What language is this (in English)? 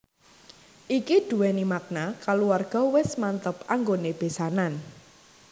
Javanese